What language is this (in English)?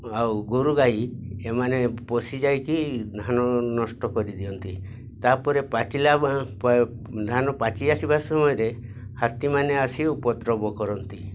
Odia